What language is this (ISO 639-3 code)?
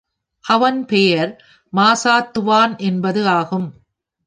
tam